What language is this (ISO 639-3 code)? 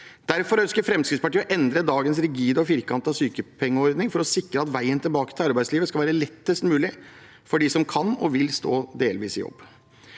nor